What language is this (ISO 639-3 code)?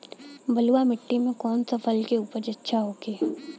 bho